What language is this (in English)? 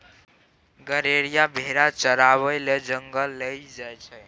Maithili